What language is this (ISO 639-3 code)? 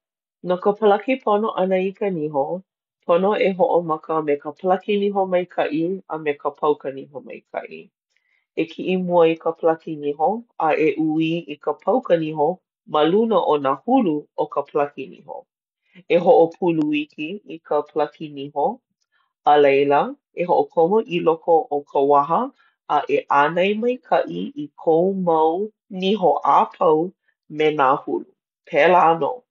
haw